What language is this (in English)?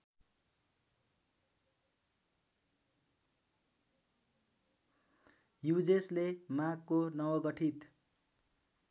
Nepali